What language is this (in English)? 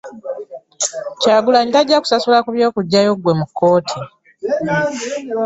Ganda